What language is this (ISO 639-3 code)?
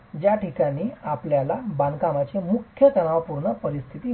mar